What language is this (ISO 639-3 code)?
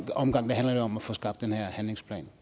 dan